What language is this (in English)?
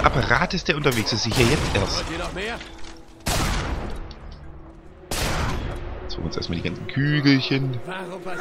German